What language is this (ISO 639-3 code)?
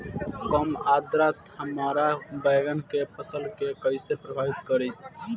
bho